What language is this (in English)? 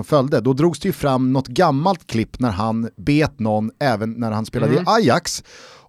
Swedish